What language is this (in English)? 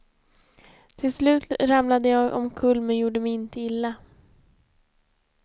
Swedish